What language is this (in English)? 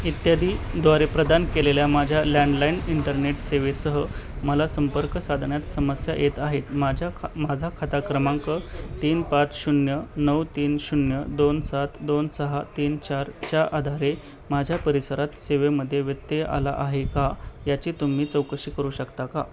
Marathi